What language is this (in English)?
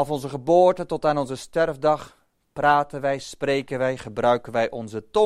Dutch